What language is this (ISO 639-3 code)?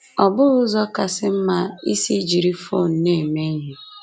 ibo